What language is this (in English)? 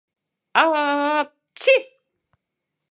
Mari